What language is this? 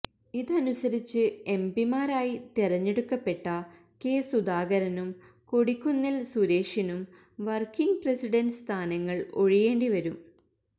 Malayalam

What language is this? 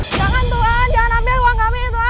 Indonesian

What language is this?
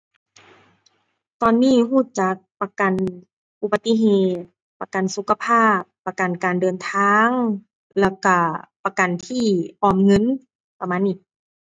Thai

